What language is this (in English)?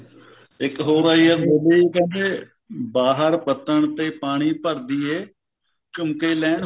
Punjabi